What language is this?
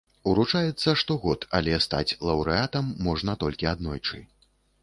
Belarusian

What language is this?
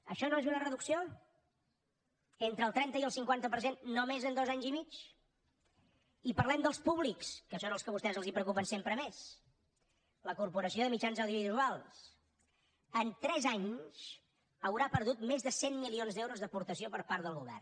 Catalan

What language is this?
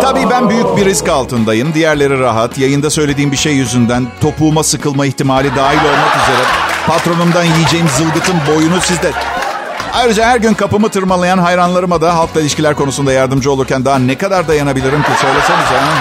Turkish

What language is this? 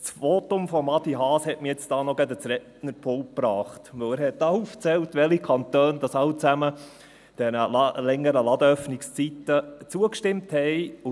Swiss German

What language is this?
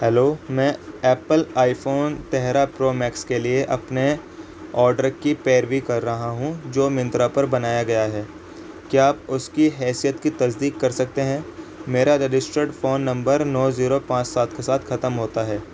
Urdu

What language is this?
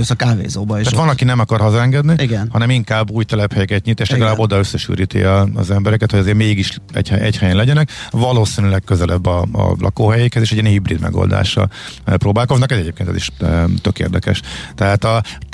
Hungarian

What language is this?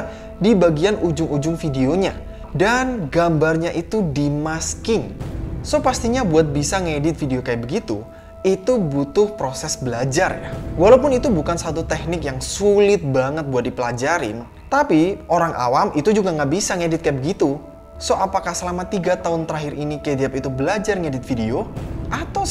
Indonesian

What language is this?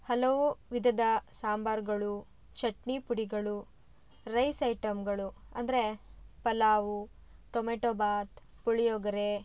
Kannada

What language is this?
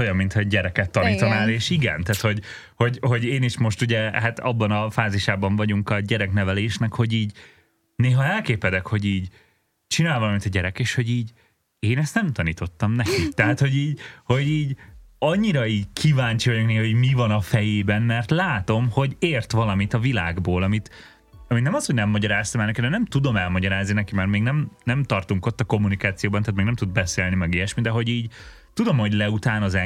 Hungarian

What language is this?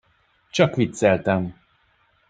Hungarian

